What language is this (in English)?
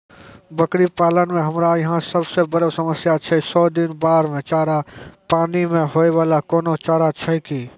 Maithili